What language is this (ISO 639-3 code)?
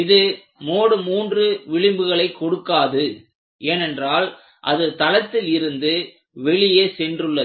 tam